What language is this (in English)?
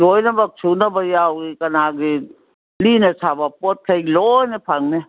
Manipuri